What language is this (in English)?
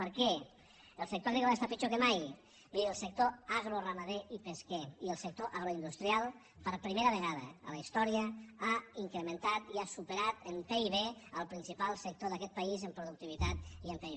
Catalan